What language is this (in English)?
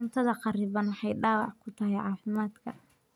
Somali